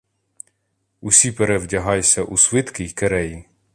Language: Ukrainian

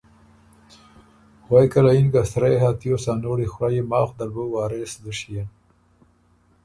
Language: Ormuri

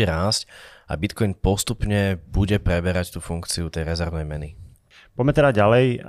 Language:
Slovak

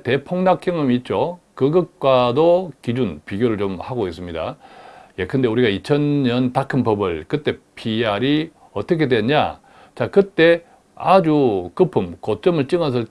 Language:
Korean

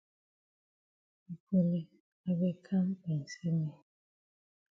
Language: Cameroon Pidgin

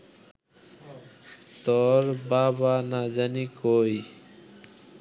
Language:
Bangla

